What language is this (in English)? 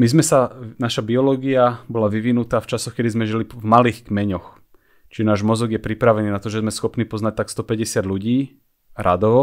Slovak